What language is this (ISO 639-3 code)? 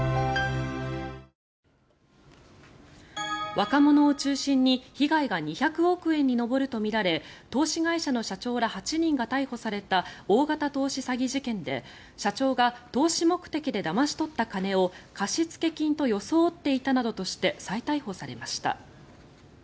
jpn